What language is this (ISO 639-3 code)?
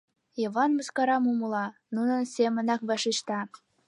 chm